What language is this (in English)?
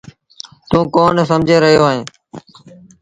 Sindhi Bhil